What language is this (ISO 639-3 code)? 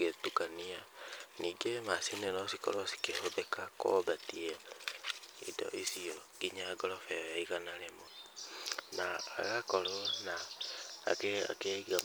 kik